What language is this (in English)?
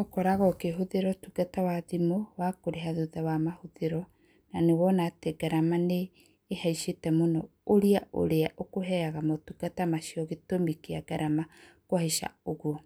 Kikuyu